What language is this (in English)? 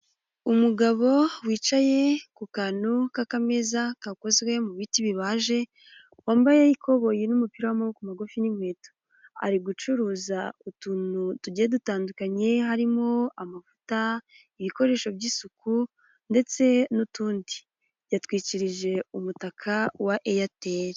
Kinyarwanda